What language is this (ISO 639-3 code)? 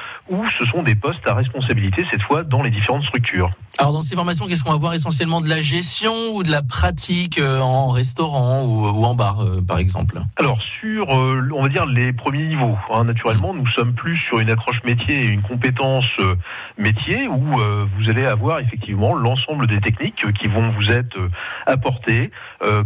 fra